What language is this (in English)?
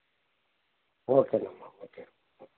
Telugu